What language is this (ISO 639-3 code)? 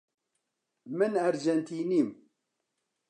ckb